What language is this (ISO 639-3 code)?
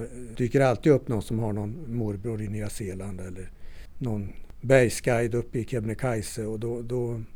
swe